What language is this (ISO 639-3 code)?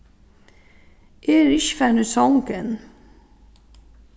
fao